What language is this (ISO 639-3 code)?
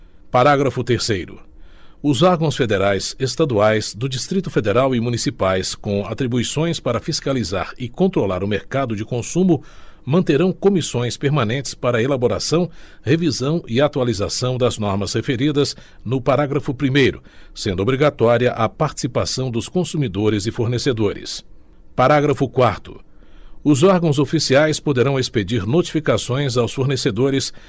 por